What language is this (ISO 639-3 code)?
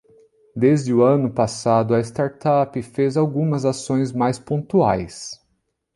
por